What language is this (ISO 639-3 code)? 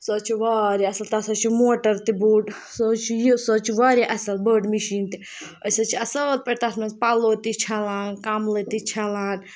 kas